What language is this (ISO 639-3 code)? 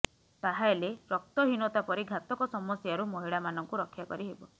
ori